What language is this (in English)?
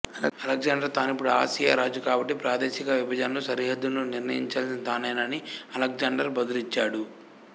Telugu